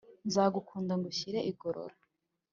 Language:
Kinyarwanda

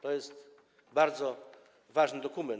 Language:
Polish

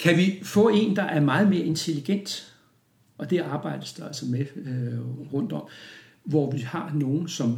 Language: Danish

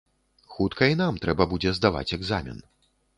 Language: Belarusian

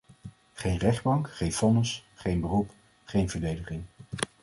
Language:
Dutch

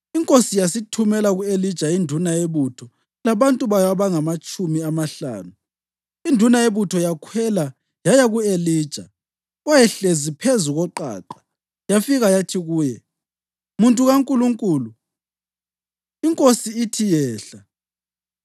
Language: North Ndebele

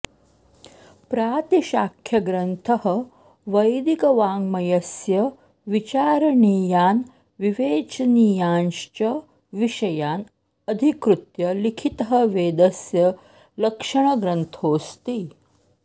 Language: Sanskrit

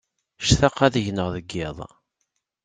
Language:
Kabyle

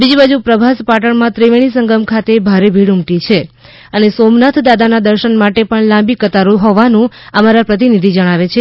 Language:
Gujarati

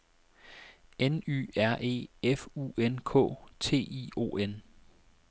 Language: Danish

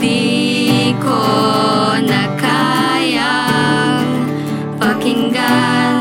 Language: Filipino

